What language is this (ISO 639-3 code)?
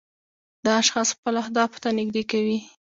pus